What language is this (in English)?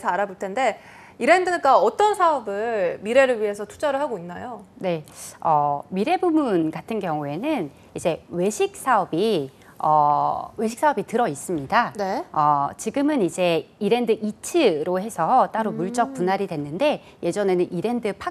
Korean